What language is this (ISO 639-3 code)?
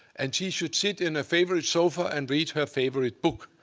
eng